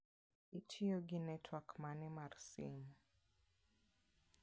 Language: Luo (Kenya and Tanzania)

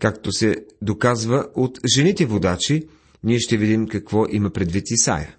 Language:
Bulgarian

